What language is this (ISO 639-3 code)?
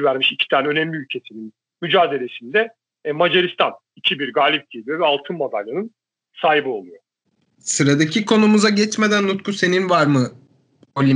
tur